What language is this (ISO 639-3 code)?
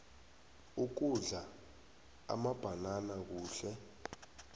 nbl